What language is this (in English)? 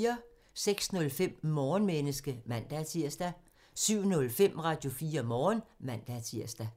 Danish